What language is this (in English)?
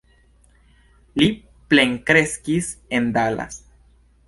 Esperanto